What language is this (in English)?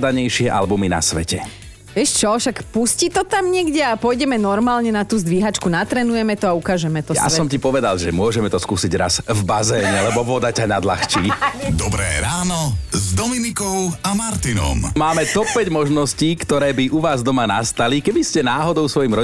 Slovak